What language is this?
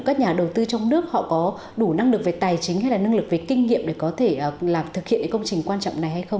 Vietnamese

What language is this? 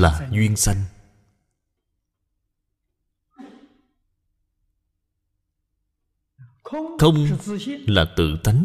Vietnamese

